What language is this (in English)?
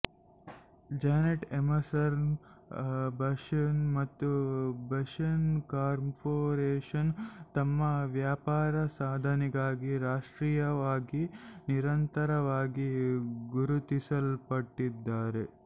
Kannada